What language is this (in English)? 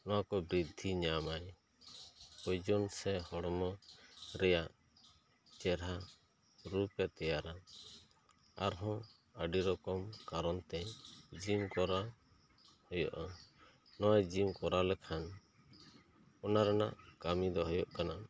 Santali